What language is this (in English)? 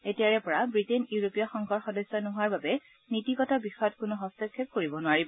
Assamese